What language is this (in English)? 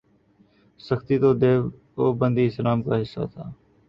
Urdu